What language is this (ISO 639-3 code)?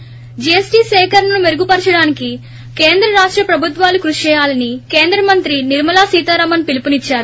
tel